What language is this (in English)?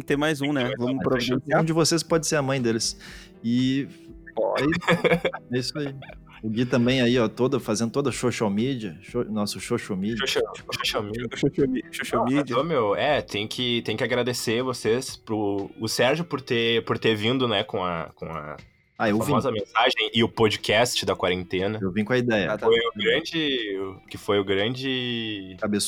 Portuguese